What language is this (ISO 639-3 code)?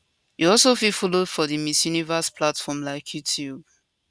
pcm